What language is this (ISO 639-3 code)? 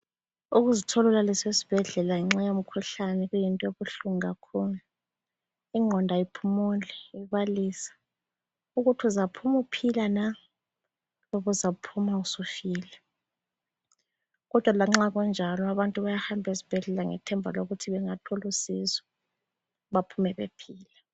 nde